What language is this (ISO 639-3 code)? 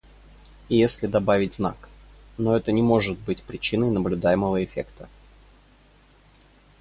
rus